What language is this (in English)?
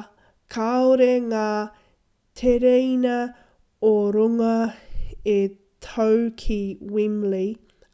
Māori